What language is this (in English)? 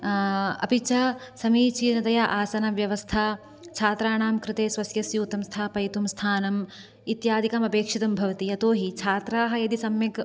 Sanskrit